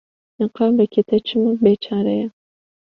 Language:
Kurdish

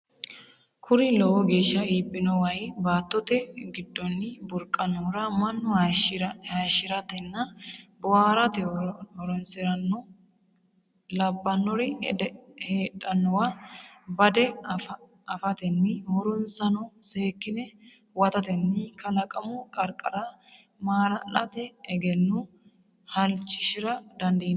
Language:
Sidamo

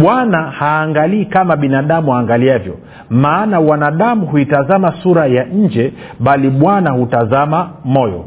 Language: Swahili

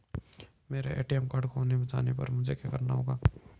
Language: Hindi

